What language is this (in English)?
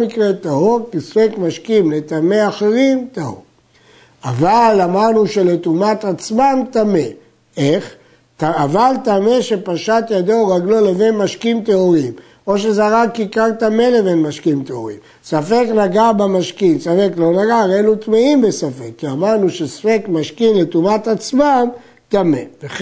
Hebrew